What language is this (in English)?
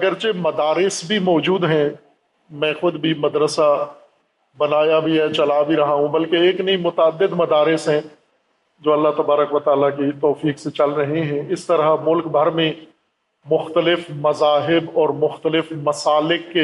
Urdu